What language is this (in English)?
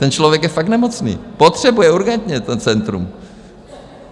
Czech